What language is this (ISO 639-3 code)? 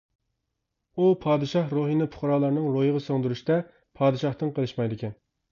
uig